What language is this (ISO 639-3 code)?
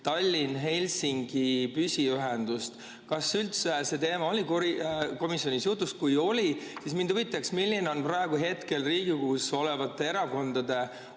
est